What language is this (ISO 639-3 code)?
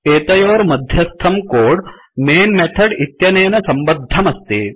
san